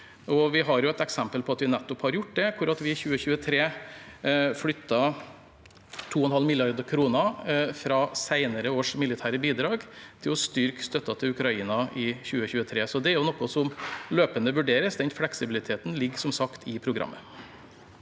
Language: Norwegian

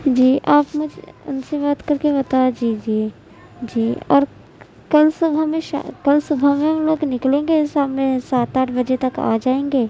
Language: Urdu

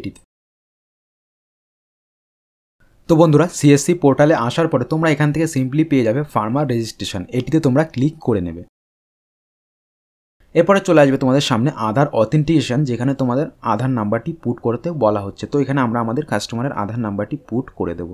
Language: Hindi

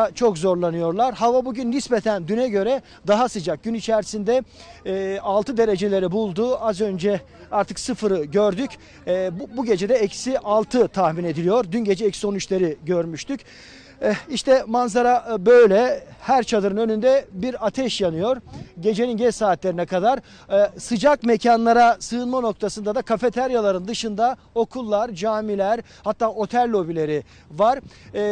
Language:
Turkish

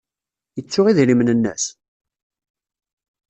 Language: Kabyle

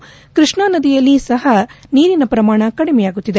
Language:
Kannada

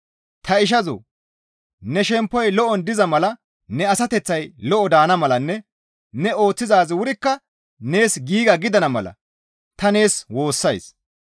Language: Gamo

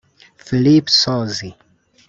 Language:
Kinyarwanda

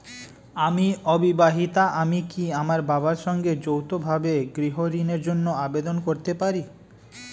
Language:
Bangla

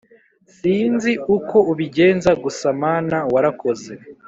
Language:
Kinyarwanda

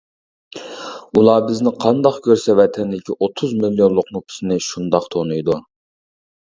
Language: Uyghur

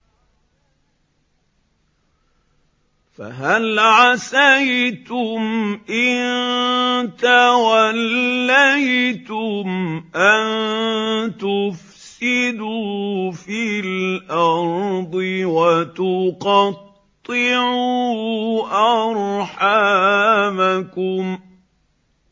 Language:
Arabic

